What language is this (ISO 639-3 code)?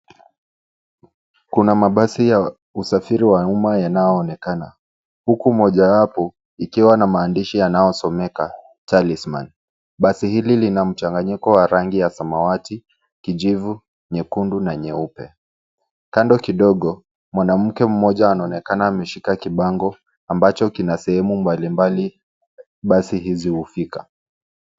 swa